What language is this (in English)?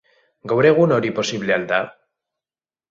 Basque